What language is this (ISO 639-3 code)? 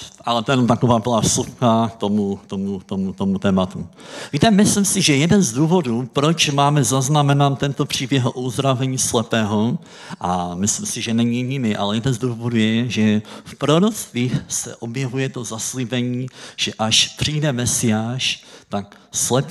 ces